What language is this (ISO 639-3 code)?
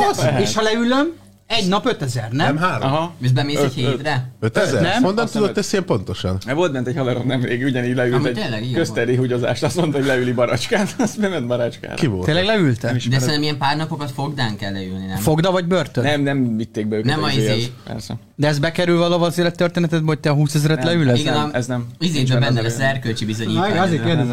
hun